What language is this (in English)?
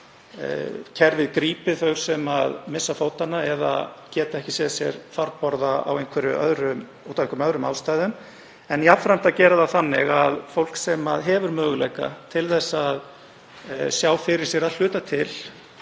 Icelandic